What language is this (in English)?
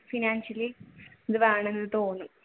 Malayalam